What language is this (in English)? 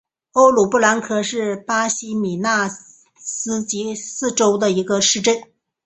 Chinese